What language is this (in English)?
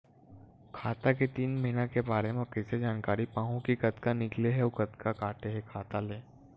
Chhattisgarhi